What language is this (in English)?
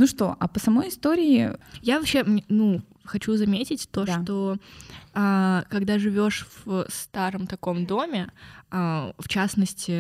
Russian